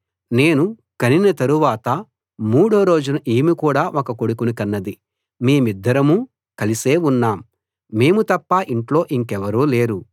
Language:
Telugu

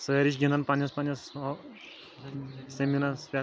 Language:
Kashmiri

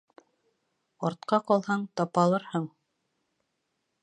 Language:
Bashkir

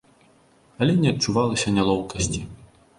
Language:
Belarusian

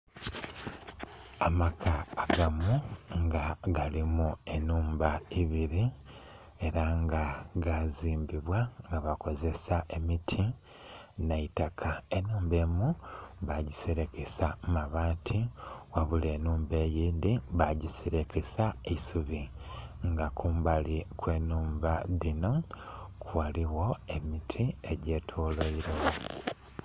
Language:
Soga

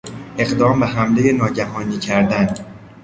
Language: Persian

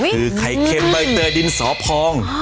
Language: Thai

